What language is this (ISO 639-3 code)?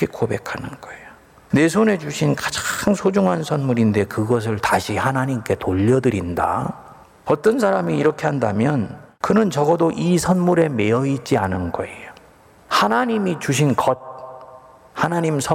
kor